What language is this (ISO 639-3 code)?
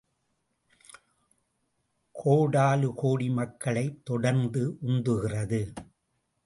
tam